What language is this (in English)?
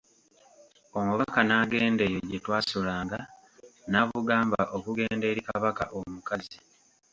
Ganda